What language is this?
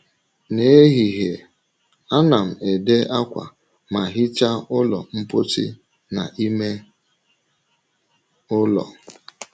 Igbo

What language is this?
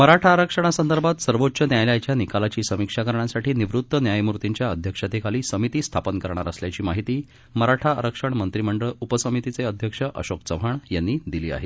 Marathi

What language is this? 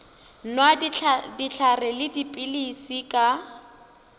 Northern Sotho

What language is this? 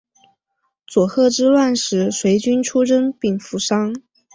Chinese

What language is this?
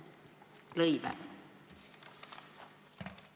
Estonian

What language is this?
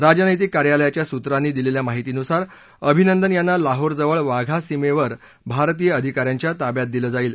Marathi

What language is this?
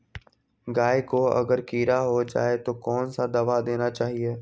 Magahi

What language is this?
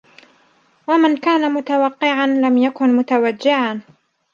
Arabic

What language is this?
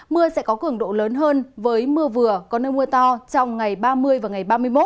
Vietnamese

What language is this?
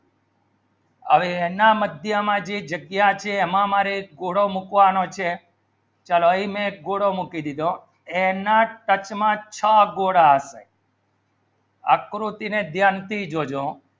Gujarati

